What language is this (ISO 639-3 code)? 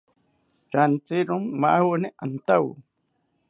cpy